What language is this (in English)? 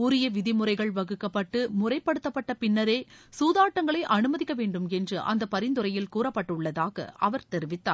Tamil